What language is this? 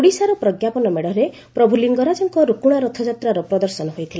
Odia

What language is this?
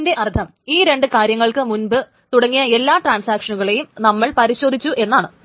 Malayalam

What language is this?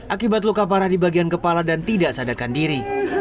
Indonesian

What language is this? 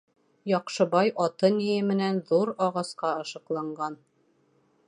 Bashkir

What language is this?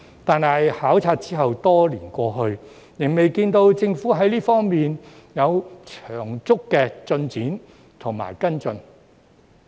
Cantonese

